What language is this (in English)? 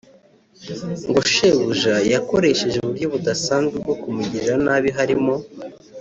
Kinyarwanda